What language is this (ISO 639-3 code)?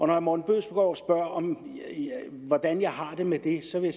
dan